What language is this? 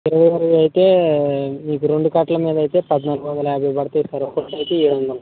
Telugu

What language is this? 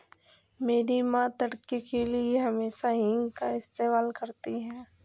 Hindi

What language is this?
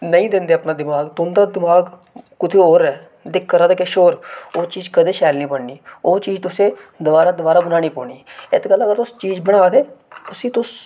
Dogri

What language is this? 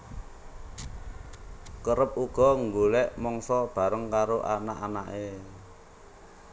Javanese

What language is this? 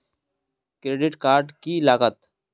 Magahi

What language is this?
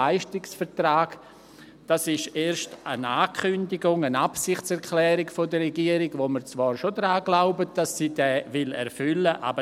Swiss German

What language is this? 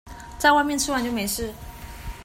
Chinese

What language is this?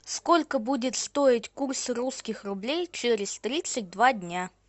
Russian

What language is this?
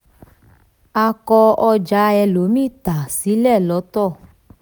Yoruba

